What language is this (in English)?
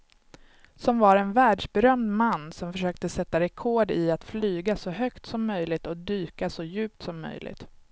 Swedish